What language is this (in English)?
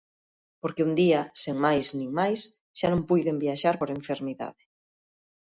Galician